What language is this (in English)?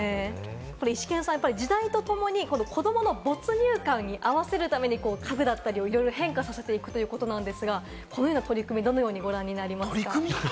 Japanese